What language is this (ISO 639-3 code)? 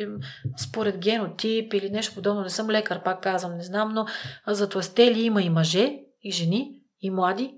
bul